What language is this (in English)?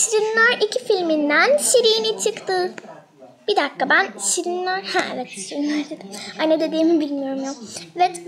Turkish